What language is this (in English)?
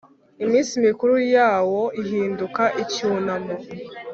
Kinyarwanda